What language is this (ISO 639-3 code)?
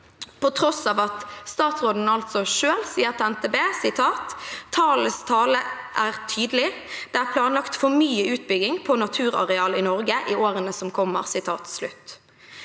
nor